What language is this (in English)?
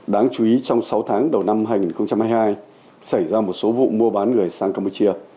Vietnamese